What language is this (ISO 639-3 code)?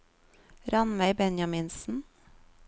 nor